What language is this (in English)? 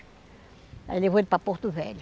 Portuguese